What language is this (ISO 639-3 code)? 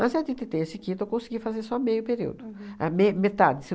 por